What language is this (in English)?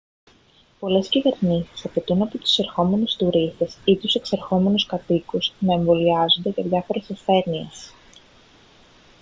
Greek